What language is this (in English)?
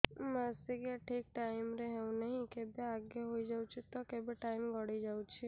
Odia